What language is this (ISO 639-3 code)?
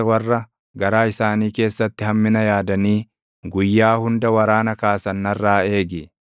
orm